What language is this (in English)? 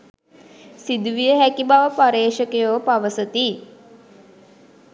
Sinhala